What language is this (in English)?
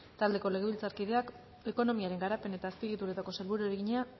Basque